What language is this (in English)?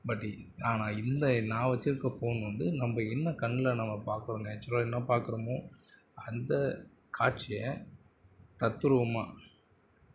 Tamil